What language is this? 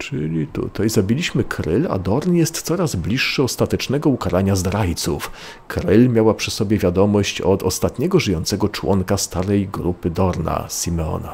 Polish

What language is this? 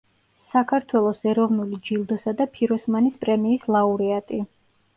Georgian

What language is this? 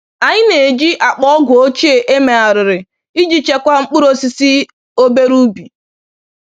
Igbo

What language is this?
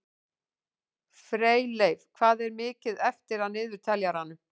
Icelandic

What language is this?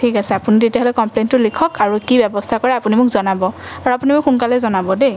Assamese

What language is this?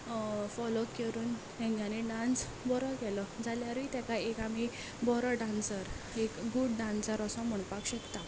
Konkani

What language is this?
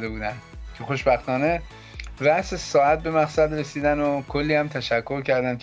Persian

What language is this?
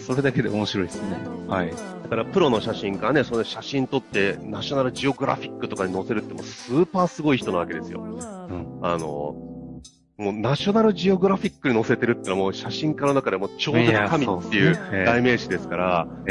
Japanese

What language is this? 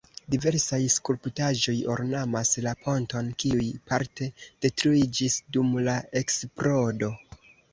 Esperanto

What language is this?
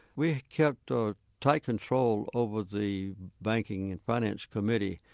English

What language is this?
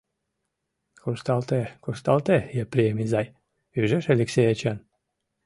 Mari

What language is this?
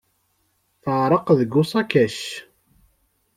Kabyle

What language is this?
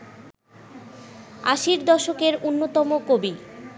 Bangla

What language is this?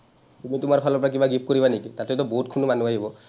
Assamese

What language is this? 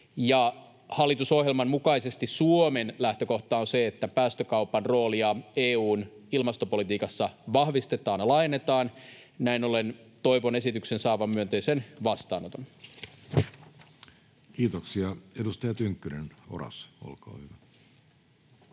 Finnish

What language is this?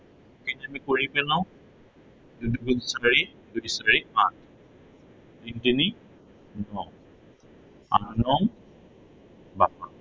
Assamese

